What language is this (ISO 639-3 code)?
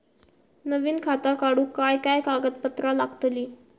mar